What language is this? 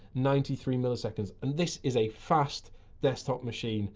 English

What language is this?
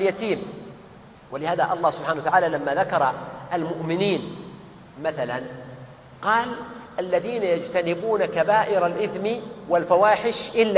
Arabic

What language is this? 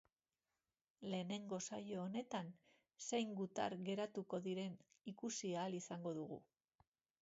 Basque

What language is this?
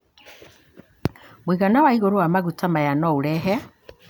Kikuyu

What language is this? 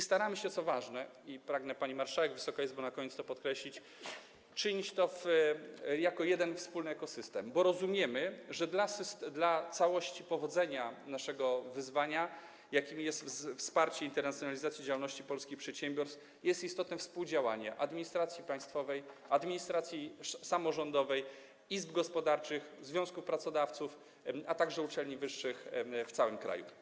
Polish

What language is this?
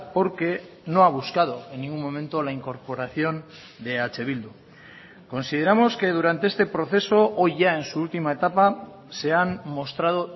Spanish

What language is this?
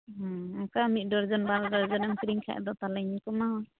Santali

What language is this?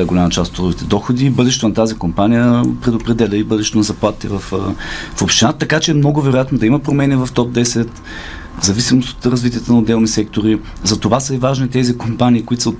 Bulgarian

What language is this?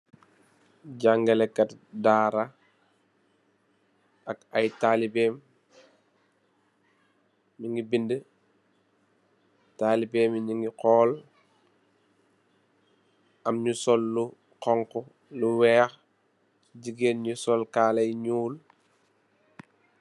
Wolof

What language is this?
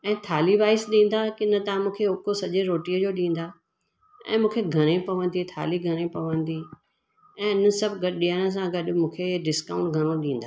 Sindhi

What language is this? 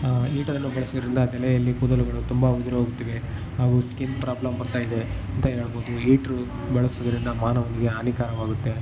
Kannada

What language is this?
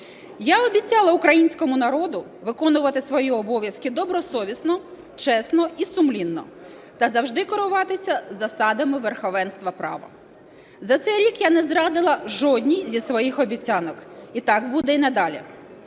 Ukrainian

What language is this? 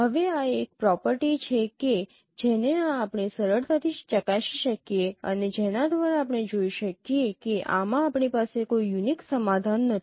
Gujarati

